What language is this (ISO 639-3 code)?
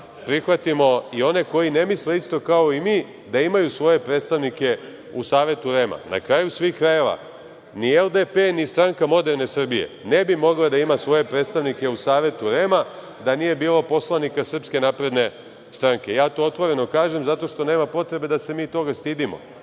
srp